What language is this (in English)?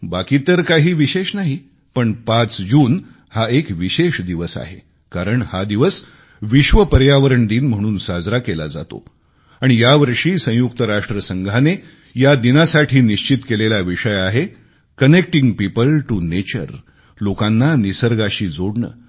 Marathi